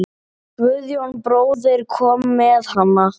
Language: Icelandic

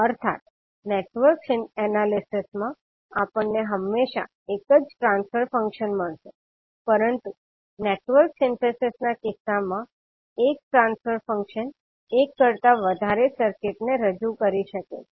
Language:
Gujarati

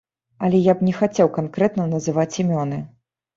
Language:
Belarusian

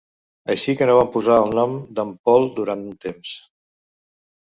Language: Catalan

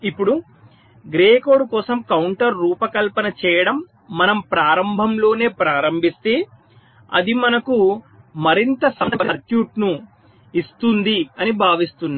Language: Telugu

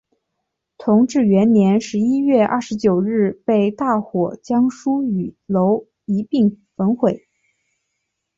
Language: Chinese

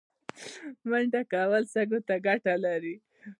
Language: Pashto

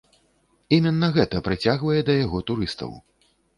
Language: Belarusian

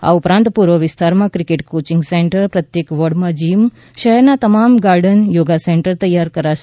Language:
Gujarati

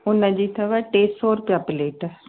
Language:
Sindhi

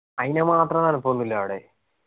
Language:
Malayalam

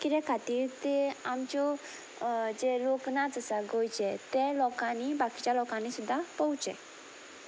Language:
Konkani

